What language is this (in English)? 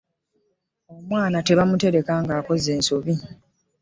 Ganda